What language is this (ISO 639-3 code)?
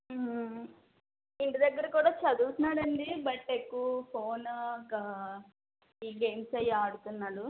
tel